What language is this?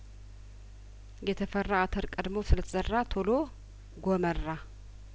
Amharic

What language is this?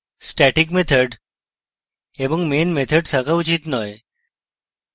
Bangla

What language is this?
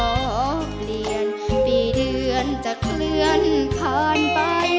Thai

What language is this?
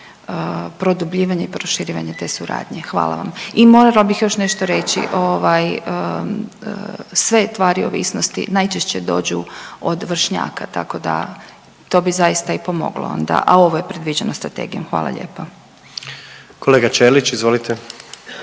Croatian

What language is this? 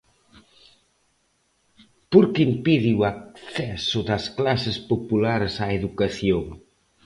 Galician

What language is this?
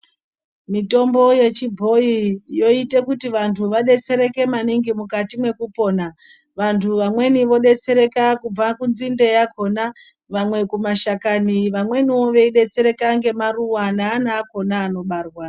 Ndau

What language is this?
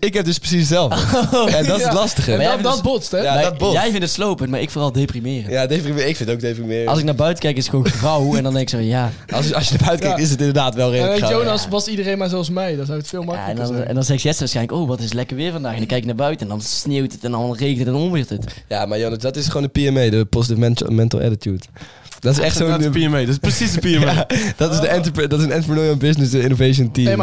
Dutch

